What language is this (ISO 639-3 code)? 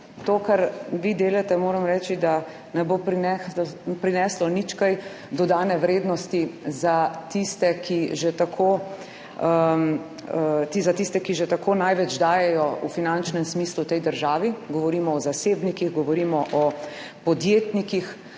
slv